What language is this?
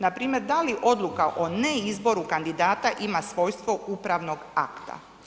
Croatian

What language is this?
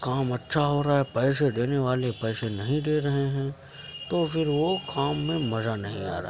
Urdu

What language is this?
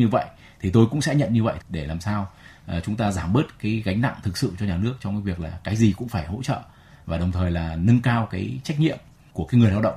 Vietnamese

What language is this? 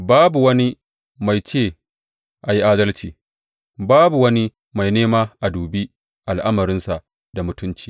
Hausa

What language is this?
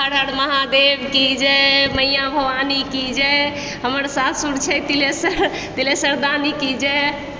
Maithili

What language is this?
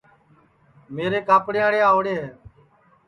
Sansi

